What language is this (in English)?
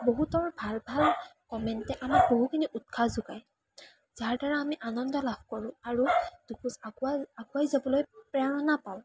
Assamese